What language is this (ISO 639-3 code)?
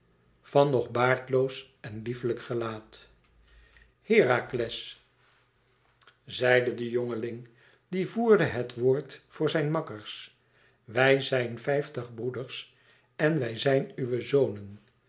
nld